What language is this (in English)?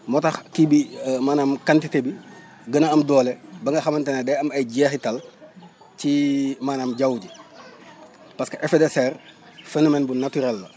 Wolof